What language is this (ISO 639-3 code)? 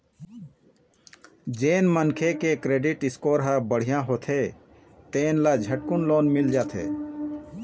hne